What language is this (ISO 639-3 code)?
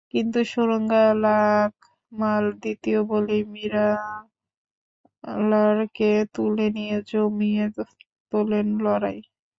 ben